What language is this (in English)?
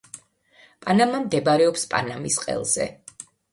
Georgian